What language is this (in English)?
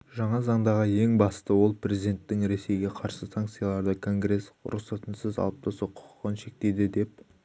Kazakh